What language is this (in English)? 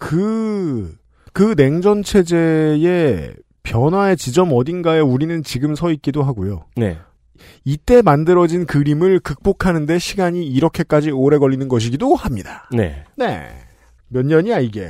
Korean